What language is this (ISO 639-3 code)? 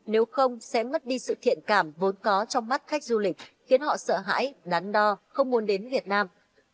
vie